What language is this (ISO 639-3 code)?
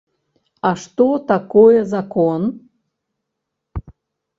bel